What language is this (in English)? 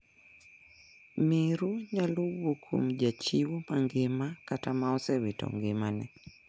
Luo (Kenya and Tanzania)